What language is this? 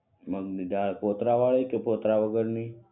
Gujarati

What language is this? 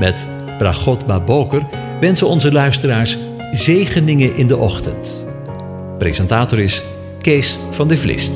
Dutch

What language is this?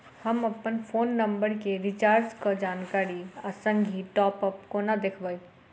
Maithili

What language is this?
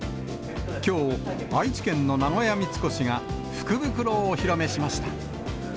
Japanese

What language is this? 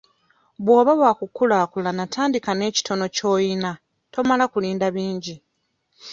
Ganda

